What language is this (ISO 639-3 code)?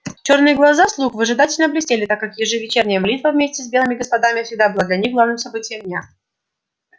rus